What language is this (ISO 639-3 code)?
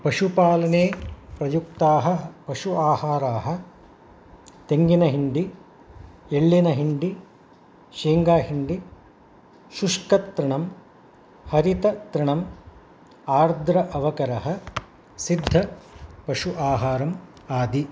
san